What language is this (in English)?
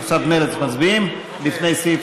Hebrew